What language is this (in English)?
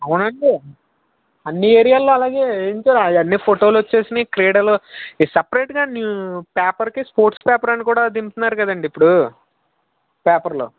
Telugu